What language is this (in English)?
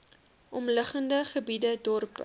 Afrikaans